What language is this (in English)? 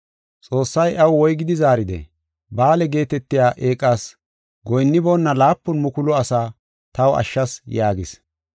Gofa